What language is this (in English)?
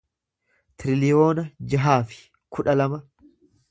Oromo